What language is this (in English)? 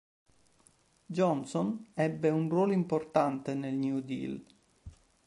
Italian